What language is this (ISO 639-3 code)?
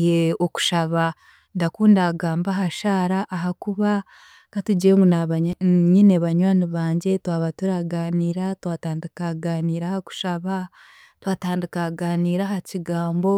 cgg